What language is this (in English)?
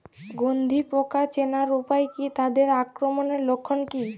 Bangla